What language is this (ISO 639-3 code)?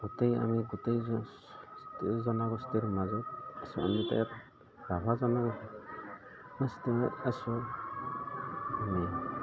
asm